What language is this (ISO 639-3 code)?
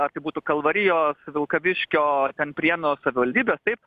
lit